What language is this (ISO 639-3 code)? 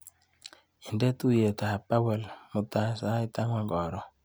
kln